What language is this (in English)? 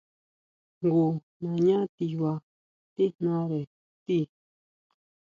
Huautla Mazatec